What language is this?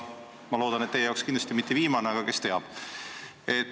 Estonian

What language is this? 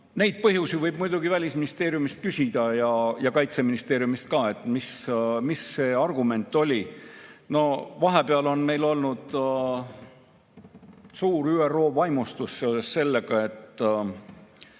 Estonian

